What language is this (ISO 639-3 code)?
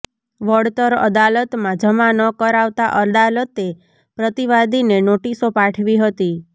guj